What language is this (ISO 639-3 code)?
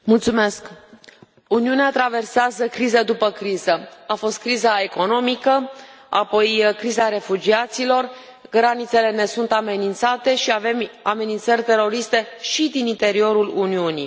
ron